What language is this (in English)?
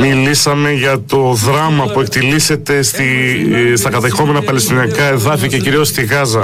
Greek